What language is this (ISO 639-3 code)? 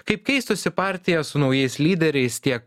lit